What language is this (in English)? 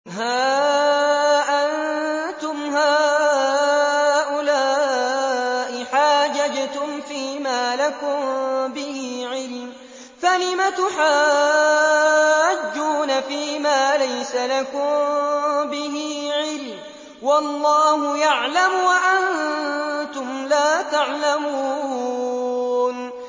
Arabic